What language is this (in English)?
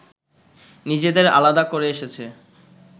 Bangla